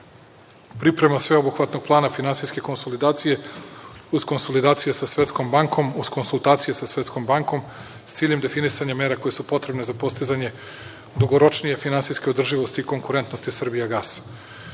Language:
Serbian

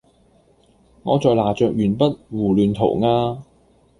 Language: Cantonese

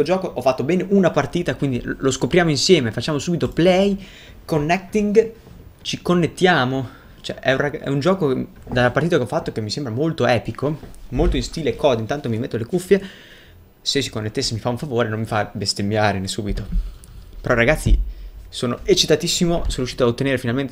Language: Italian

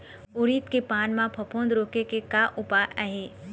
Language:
Chhattisgarhi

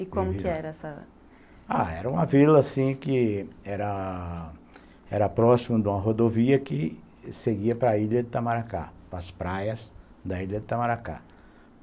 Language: Portuguese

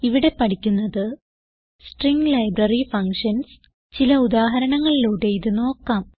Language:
Malayalam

